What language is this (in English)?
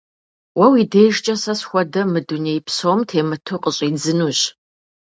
Kabardian